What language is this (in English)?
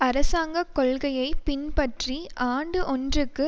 Tamil